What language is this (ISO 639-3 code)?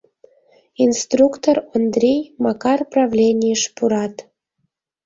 chm